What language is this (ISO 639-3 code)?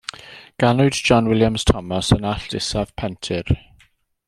cym